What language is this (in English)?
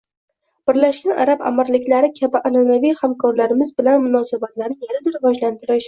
Uzbek